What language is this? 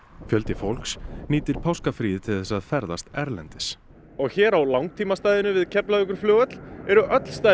Icelandic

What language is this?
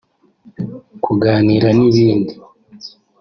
Kinyarwanda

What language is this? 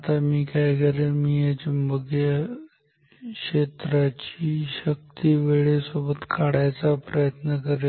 Marathi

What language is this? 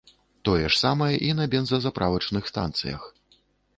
Belarusian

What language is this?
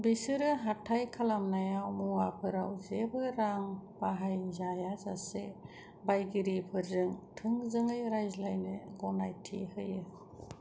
Bodo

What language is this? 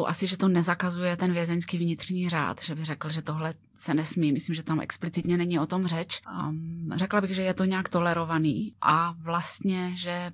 Czech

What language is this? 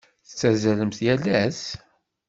Kabyle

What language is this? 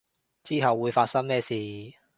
Cantonese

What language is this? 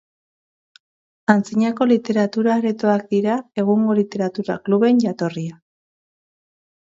Basque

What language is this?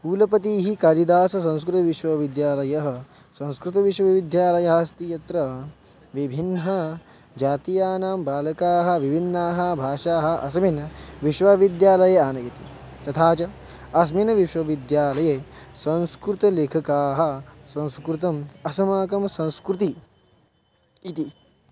Sanskrit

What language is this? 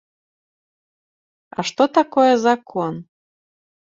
Belarusian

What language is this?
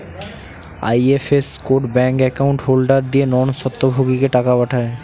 Bangla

